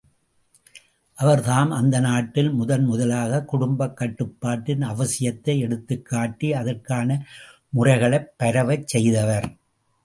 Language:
Tamil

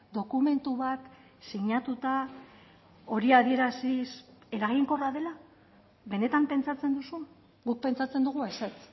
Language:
Basque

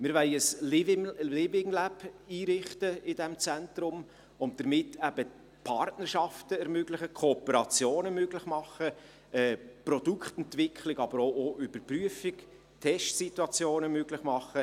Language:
Swiss German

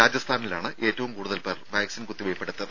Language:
Malayalam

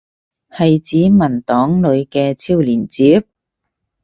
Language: Cantonese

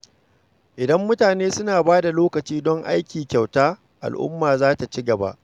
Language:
Hausa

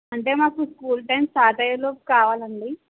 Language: Telugu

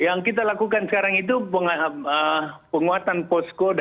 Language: Indonesian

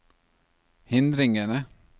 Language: Norwegian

